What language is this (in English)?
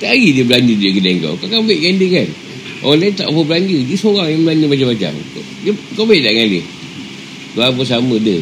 Malay